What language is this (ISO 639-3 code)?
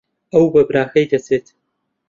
ckb